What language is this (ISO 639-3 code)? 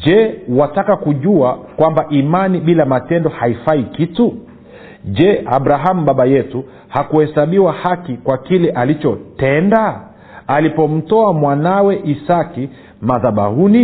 swa